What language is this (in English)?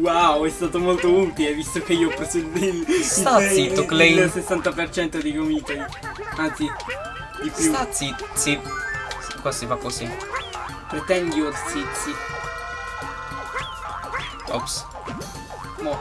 Italian